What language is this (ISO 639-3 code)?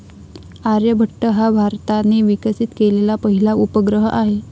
mar